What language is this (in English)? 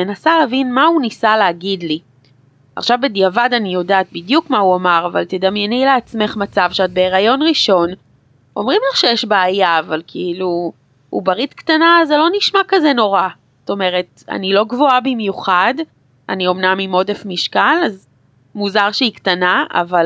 Hebrew